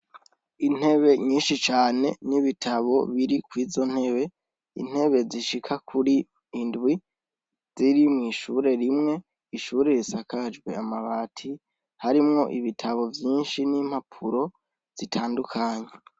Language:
Rundi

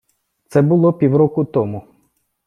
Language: Ukrainian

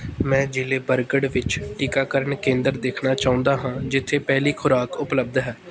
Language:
Punjabi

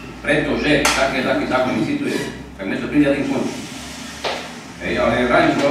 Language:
Romanian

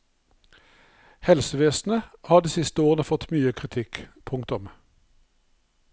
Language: Norwegian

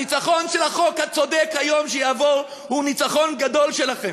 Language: Hebrew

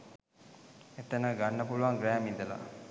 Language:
Sinhala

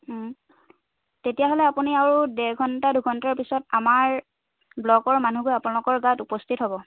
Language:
Assamese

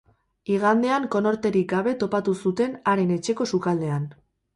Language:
Basque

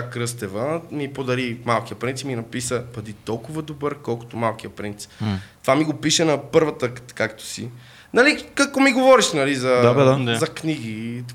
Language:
Bulgarian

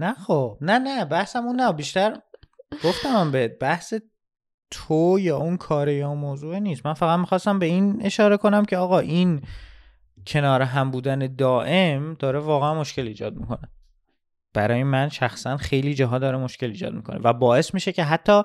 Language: Persian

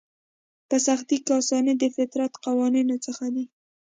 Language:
Pashto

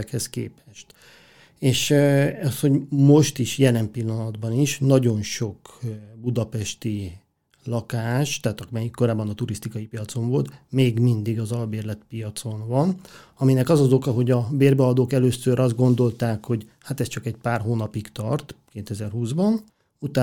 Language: Hungarian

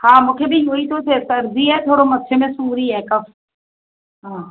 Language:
Sindhi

